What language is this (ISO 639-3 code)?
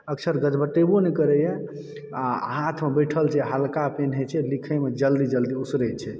mai